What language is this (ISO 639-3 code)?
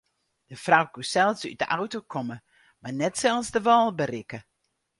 fry